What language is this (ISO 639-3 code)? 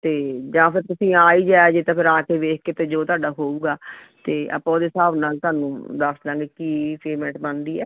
pan